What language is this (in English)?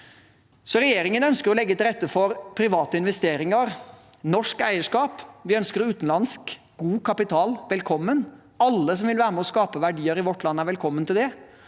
Norwegian